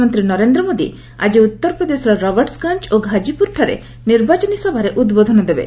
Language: Odia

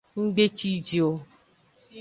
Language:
Aja (Benin)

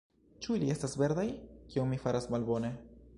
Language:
Esperanto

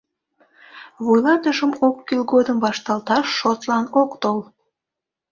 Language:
Mari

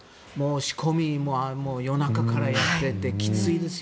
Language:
Japanese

